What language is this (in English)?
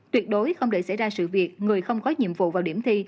Vietnamese